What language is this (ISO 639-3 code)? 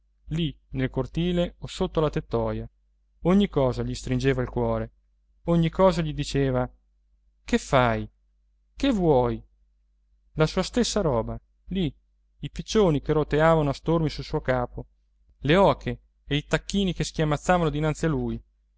ita